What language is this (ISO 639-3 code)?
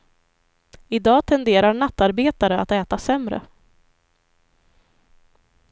swe